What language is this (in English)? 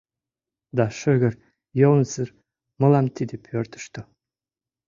Mari